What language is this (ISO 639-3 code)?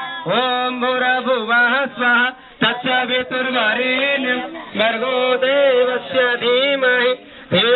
ara